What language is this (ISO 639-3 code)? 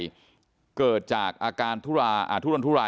tha